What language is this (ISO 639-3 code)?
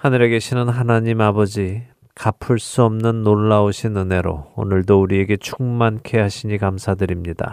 kor